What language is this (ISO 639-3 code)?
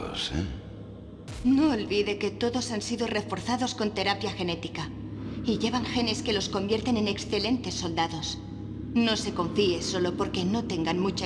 spa